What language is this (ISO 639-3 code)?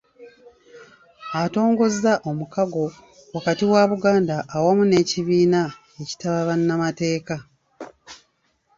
lug